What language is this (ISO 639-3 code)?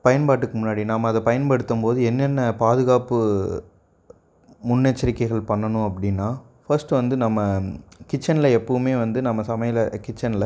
tam